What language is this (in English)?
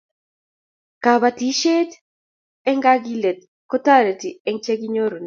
Kalenjin